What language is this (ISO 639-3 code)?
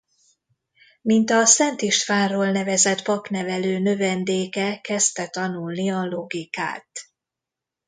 hun